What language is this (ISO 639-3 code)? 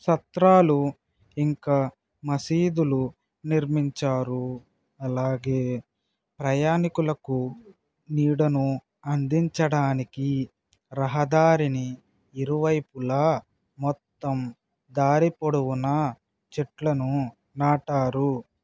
tel